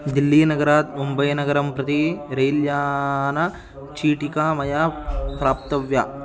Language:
Sanskrit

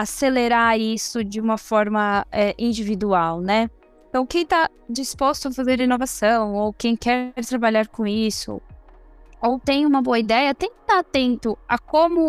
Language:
Portuguese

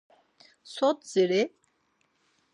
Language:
Laz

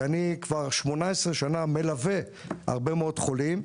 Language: Hebrew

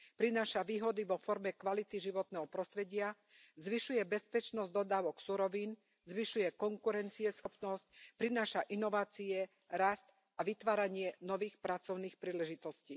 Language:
Slovak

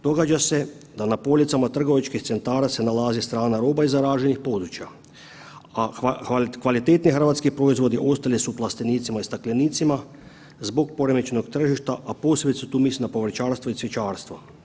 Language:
Croatian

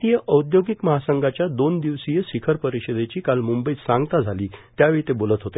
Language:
Marathi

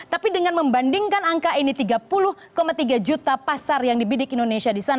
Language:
Indonesian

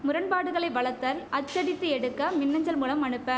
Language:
Tamil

